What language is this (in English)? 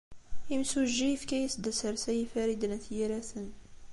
Kabyle